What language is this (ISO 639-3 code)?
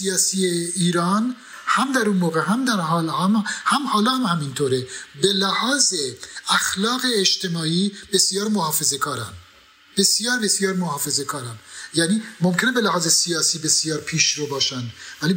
fas